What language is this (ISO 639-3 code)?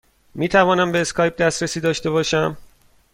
fas